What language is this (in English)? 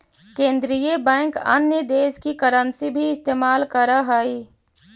Magahi